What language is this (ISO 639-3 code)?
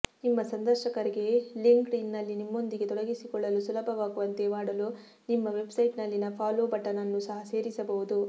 kan